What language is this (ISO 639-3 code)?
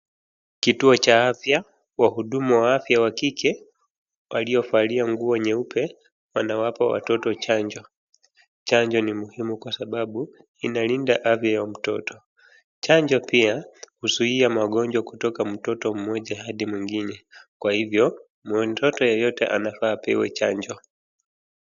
swa